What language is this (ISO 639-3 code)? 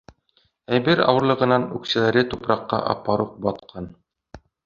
bak